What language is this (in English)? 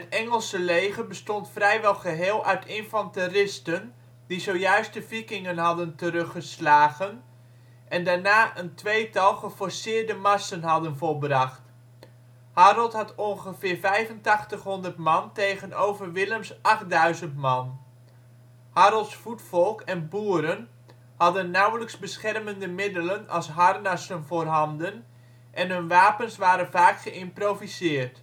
Dutch